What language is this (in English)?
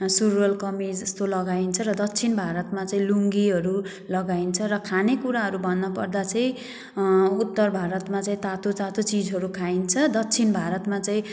Nepali